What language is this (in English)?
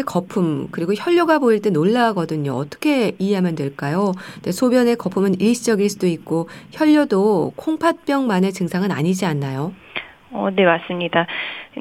Korean